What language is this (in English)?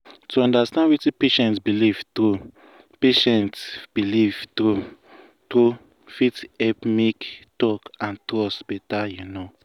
Nigerian Pidgin